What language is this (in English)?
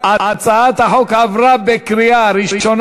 Hebrew